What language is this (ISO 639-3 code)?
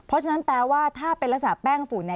tha